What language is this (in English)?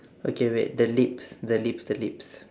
English